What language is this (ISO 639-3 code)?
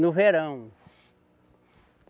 por